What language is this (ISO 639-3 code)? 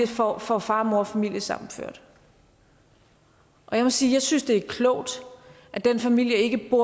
dan